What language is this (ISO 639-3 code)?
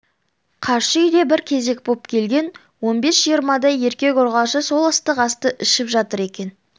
kaz